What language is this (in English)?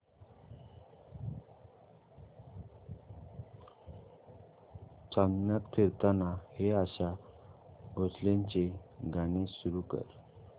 Marathi